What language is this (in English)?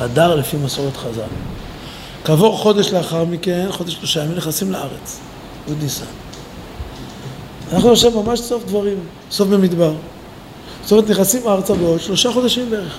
Hebrew